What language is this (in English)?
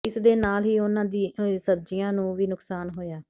Punjabi